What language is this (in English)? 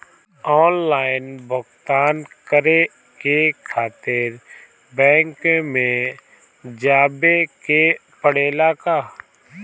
Bhojpuri